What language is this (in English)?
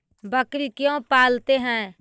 Magahi